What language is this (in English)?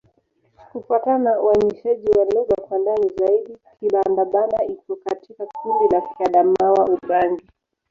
Swahili